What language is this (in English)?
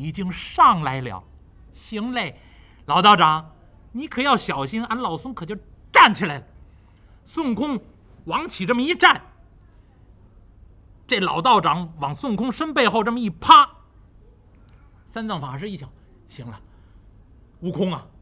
Chinese